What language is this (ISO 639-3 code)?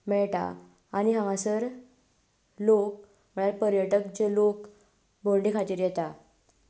kok